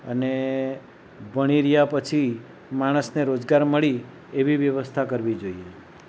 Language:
Gujarati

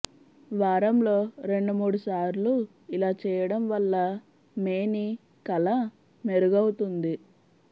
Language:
Telugu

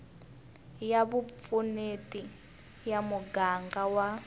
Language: Tsonga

